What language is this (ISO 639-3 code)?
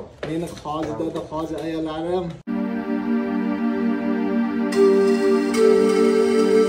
tur